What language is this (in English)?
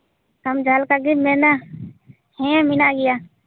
Santali